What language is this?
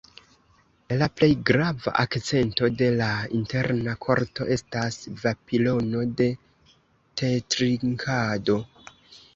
Esperanto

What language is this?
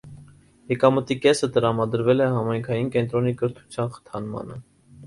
Armenian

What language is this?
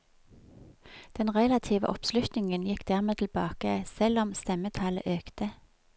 Norwegian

